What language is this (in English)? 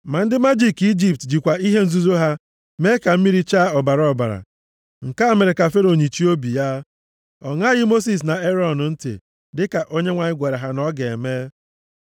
Igbo